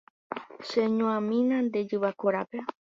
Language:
Guarani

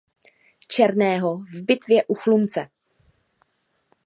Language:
Czech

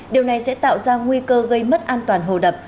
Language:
Vietnamese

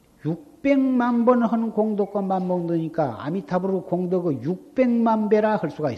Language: Korean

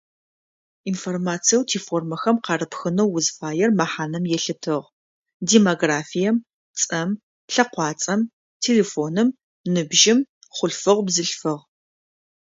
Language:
Adyghe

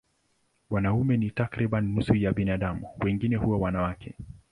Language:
Swahili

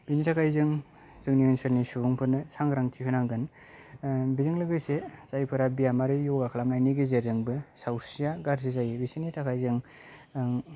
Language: Bodo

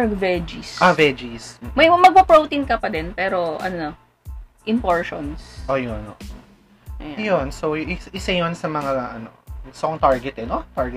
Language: Filipino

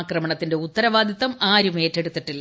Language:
Malayalam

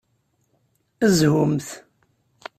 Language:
Kabyle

